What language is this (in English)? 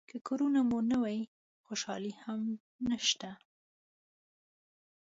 Pashto